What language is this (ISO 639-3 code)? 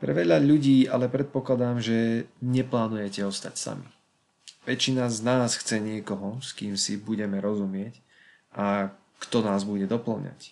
slk